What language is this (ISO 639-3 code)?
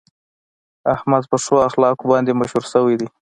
pus